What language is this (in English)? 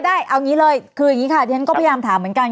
Thai